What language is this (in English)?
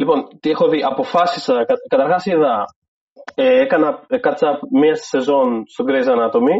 Greek